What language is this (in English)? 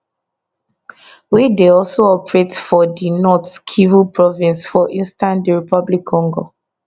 Nigerian Pidgin